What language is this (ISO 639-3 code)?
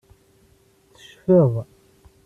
kab